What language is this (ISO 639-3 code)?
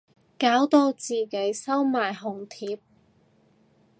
yue